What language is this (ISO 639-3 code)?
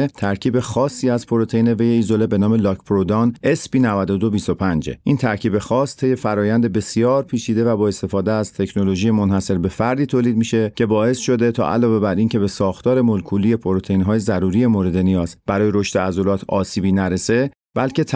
fas